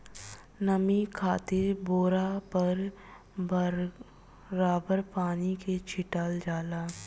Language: Bhojpuri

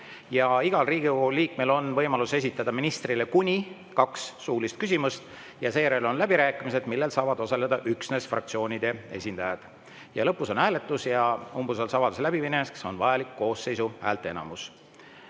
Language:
Estonian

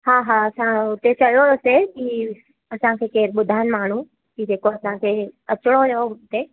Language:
Sindhi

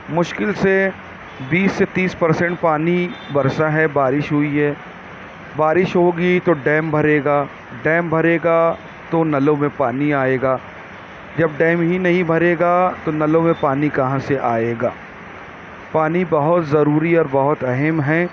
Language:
Urdu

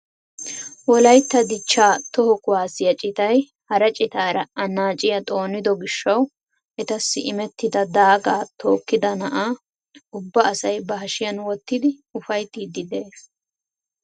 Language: Wolaytta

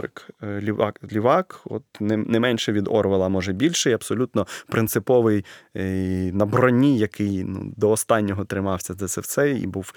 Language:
Ukrainian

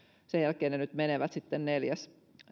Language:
Finnish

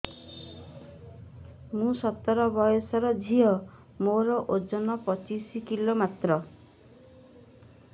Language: Odia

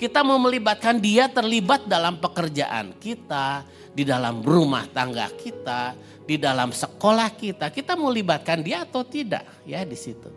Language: Indonesian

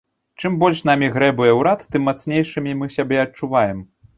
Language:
Belarusian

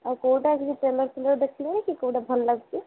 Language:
Odia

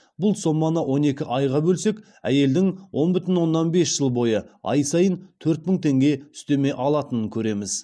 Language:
Kazakh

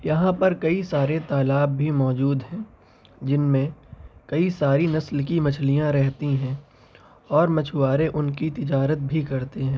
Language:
Urdu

